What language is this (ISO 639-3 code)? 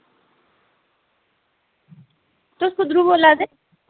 doi